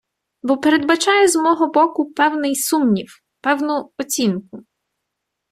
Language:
Ukrainian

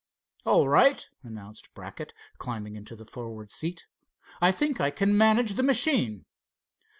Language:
English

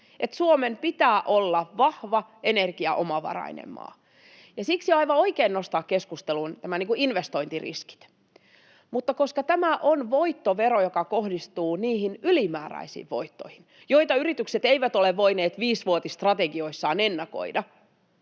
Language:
Finnish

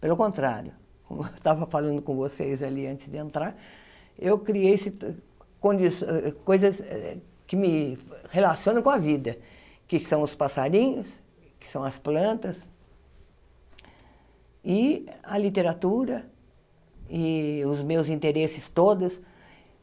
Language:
Portuguese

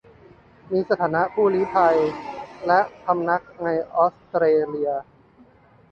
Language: Thai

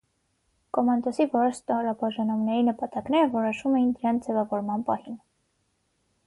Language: Armenian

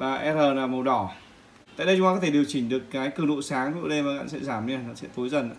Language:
Vietnamese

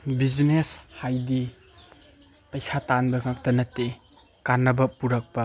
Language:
Manipuri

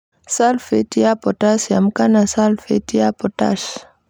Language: Kikuyu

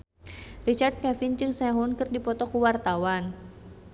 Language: Sundanese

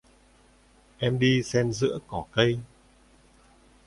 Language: Vietnamese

